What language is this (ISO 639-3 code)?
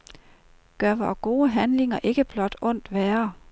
dan